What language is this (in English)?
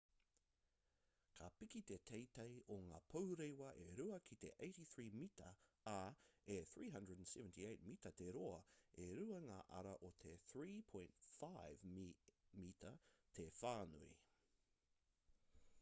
Māori